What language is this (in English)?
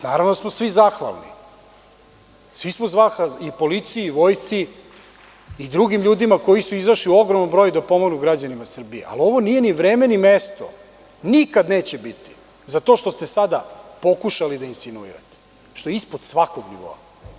Serbian